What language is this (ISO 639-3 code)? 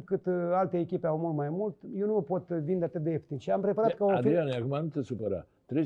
ron